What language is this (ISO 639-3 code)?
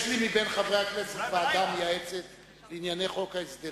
heb